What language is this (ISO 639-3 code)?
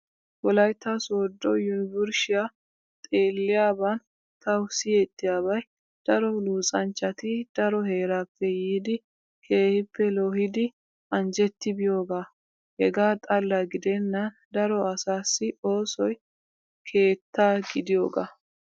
wal